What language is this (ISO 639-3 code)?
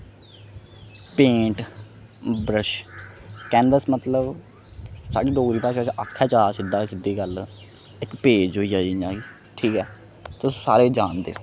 doi